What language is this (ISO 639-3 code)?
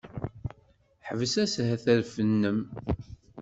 kab